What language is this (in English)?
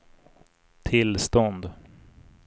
Swedish